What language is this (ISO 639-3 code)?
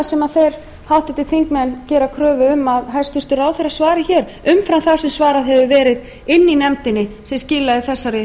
isl